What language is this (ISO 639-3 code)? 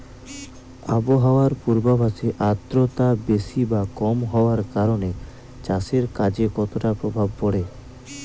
ben